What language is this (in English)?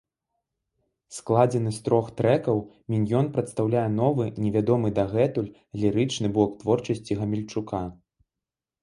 Belarusian